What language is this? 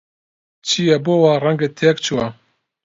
Central Kurdish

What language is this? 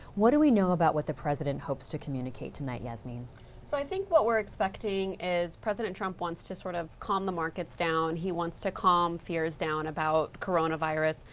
English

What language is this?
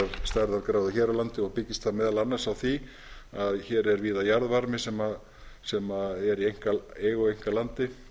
Icelandic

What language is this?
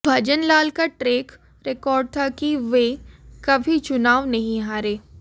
Hindi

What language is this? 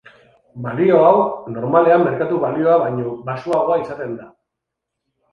Basque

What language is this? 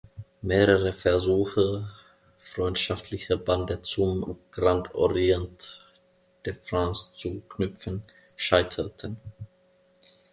German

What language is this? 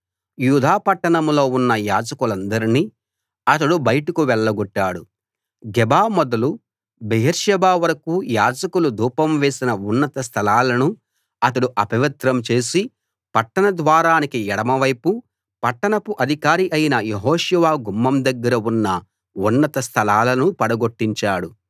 Telugu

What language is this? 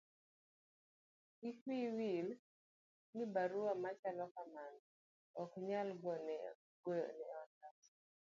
Luo (Kenya and Tanzania)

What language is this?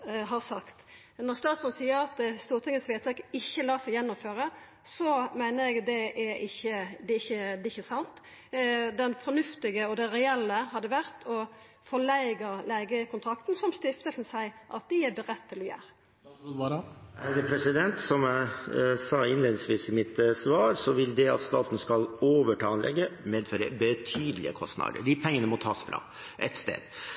Norwegian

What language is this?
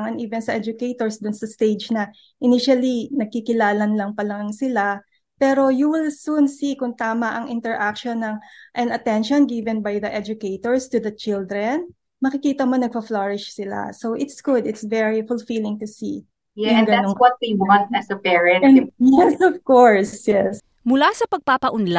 Filipino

